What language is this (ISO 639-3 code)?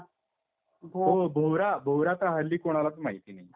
mar